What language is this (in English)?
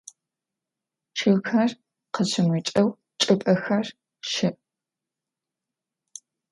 Adyghe